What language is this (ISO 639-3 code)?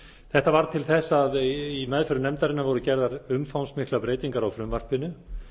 isl